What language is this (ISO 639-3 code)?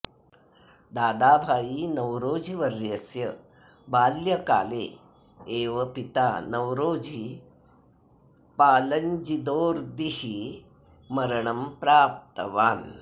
san